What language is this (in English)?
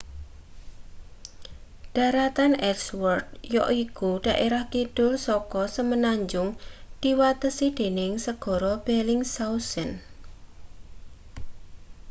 Javanese